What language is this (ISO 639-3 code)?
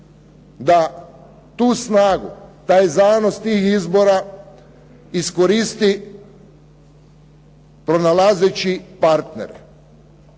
hrv